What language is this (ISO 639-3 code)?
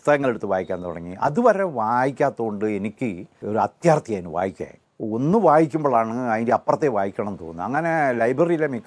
mal